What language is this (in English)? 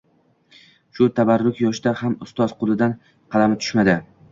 Uzbek